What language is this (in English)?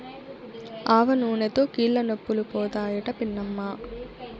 Telugu